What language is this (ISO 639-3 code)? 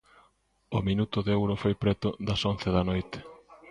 glg